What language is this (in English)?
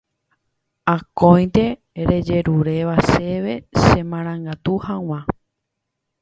Guarani